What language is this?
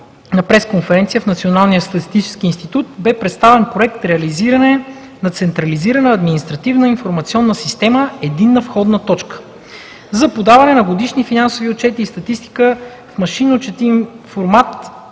Bulgarian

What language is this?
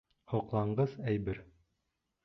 Bashkir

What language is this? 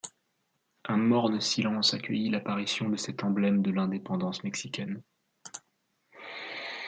French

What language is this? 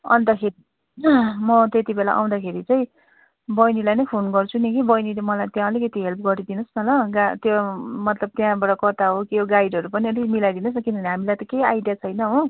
Nepali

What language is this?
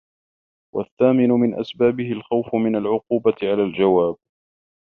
Arabic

